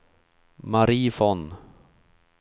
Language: Swedish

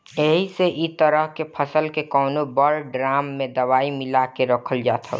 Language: Bhojpuri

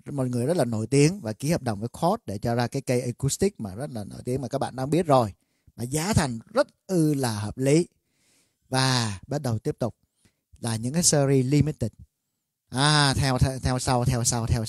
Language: Vietnamese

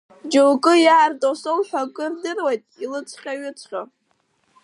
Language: Abkhazian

